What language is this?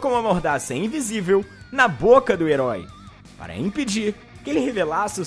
Portuguese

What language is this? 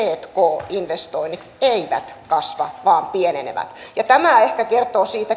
Finnish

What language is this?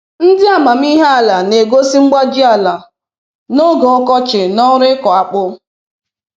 Igbo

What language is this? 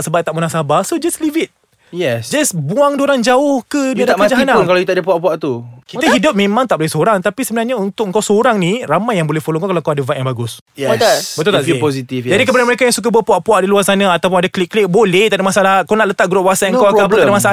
Malay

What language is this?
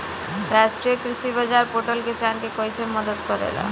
Bhojpuri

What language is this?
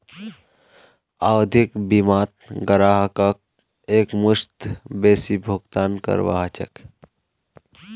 Magahi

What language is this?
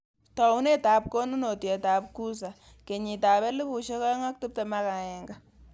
Kalenjin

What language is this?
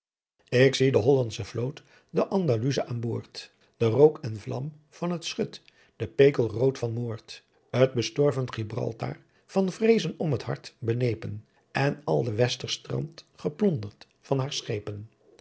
Dutch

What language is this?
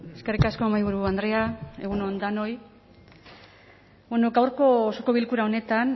Basque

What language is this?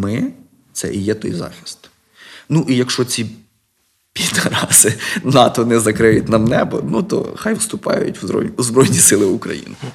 Ukrainian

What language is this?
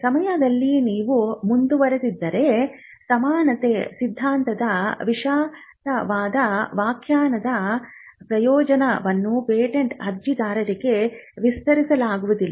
Kannada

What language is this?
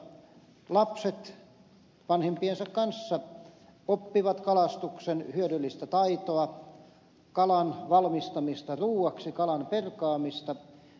Finnish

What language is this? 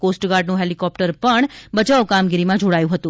Gujarati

